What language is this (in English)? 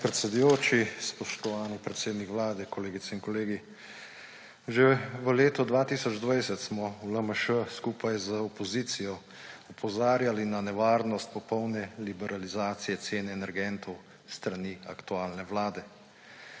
Slovenian